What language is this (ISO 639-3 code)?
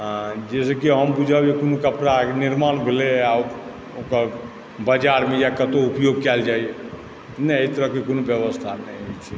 mai